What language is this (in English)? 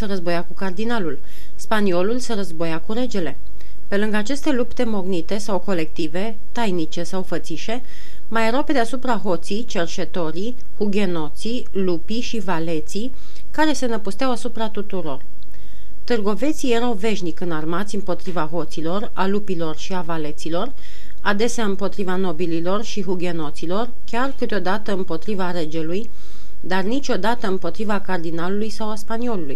Romanian